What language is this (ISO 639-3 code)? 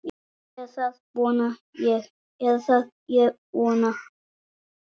isl